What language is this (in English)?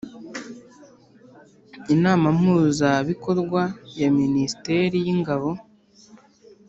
Kinyarwanda